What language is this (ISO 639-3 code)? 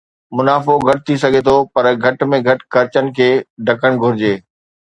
snd